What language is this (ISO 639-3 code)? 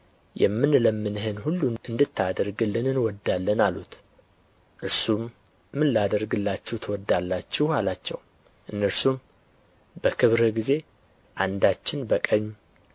amh